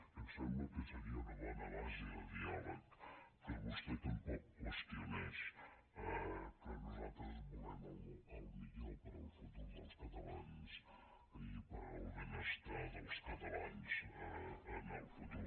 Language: Catalan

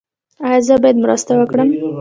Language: Pashto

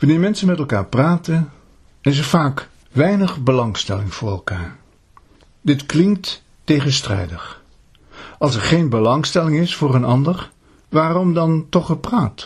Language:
Dutch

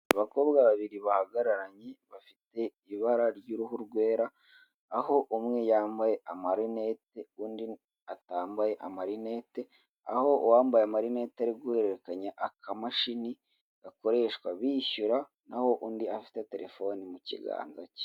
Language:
Kinyarwanda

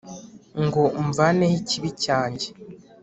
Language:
Kinyarwanda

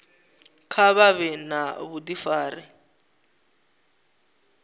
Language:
Venda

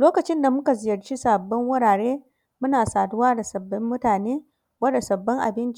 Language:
Hausa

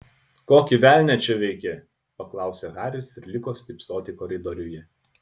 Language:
Lithuanian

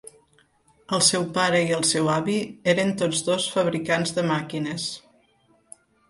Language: Catalan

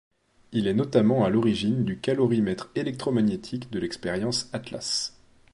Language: French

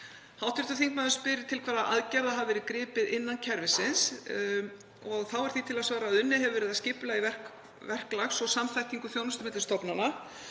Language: Icelandic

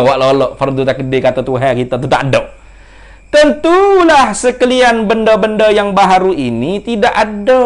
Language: Malay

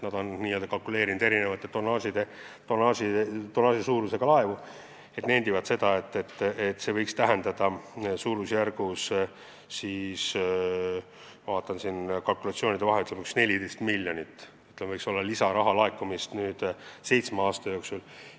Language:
Estonian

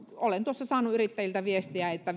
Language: Finnish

